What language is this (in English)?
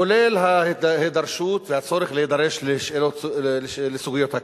Hebrew